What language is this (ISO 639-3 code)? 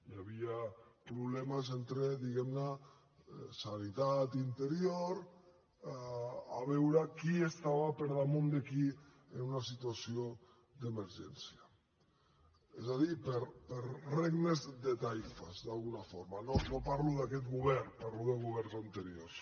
cat